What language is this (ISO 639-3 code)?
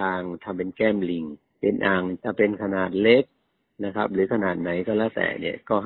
tha